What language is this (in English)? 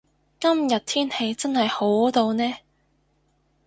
Cantonese